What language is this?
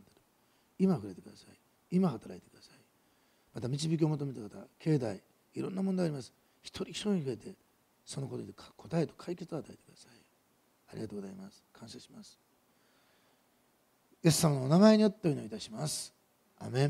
Japanese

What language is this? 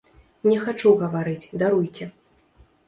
Belarusian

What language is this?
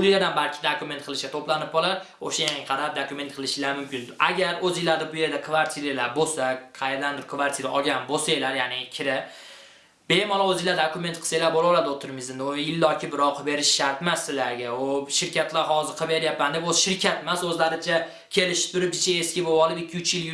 Uzbek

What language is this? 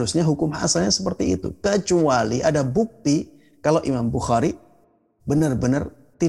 Indonesian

